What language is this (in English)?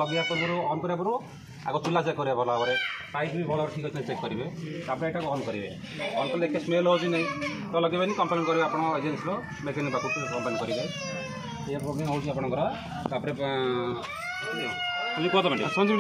Romanian